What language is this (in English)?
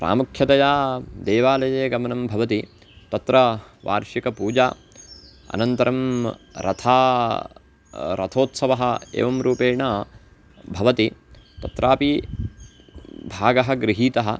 Sanskrit